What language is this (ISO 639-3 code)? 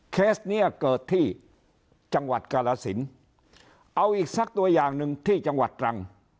tha